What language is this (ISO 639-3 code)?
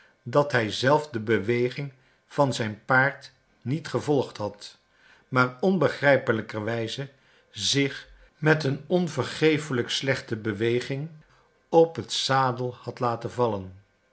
nld